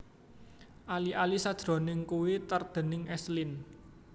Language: Javanese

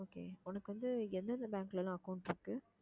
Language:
Tamil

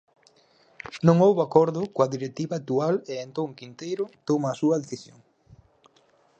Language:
Galician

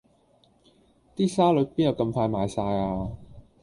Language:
Cantonese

